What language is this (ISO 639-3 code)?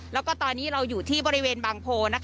tha